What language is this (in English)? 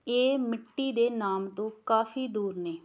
Punjabi